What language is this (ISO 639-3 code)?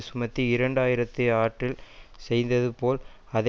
tam